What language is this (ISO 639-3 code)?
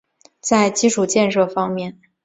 zho